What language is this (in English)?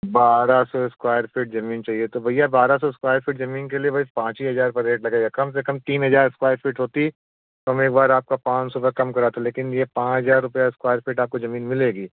Hindi